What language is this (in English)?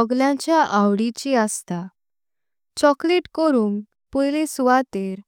Konkani